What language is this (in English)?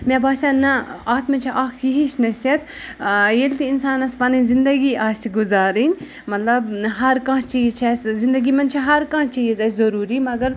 Kashmiri